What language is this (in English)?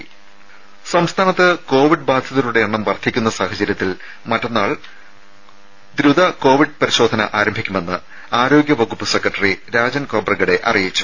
Malayalam